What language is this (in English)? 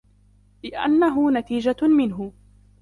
Arabic